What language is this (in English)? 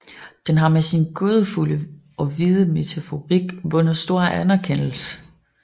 Danish